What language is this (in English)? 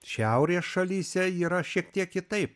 Lithuanian